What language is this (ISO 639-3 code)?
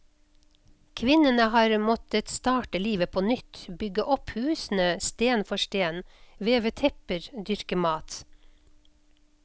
nor